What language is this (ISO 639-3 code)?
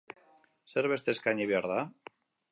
eus